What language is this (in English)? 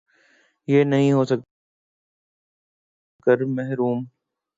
Urdu